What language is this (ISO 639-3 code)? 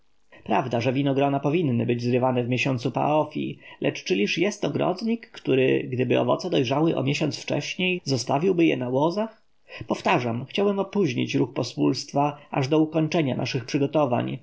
pol